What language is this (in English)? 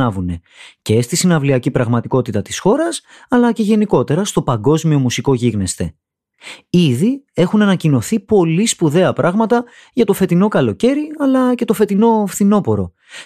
Greek